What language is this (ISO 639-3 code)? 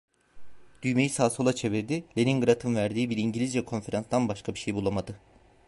tur